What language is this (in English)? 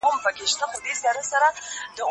Pashto